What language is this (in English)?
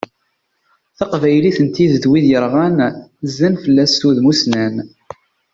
Kabyle